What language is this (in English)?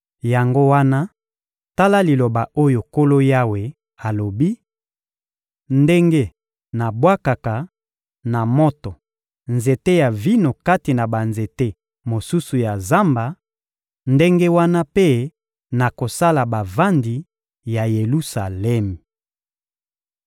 Lingala